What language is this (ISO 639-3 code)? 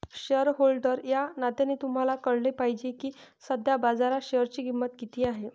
mar